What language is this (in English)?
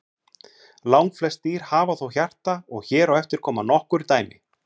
Icelandic